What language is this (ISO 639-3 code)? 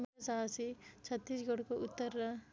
nep